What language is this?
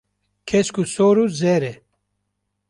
Kurdish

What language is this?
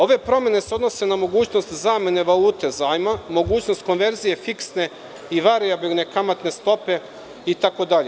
Serbian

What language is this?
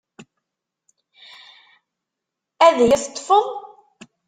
Kabyle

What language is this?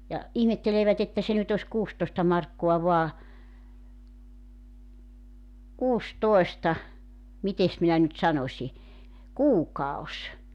Finnish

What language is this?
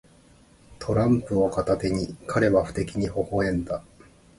Japanese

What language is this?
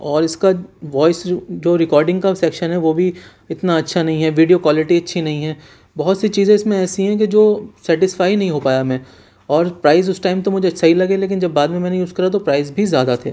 Urdu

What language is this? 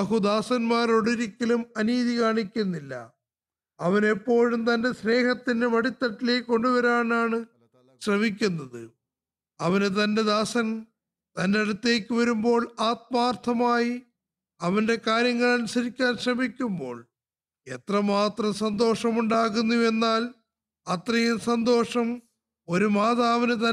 Malayalam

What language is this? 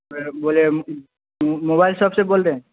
Urdu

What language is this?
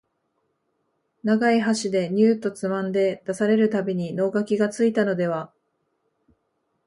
Japanese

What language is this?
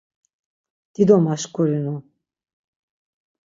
Laz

